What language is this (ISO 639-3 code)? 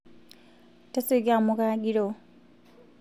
mas